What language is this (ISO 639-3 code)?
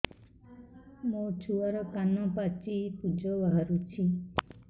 ori